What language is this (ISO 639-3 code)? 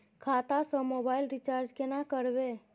mai